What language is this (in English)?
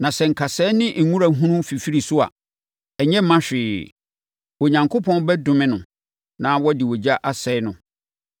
Akan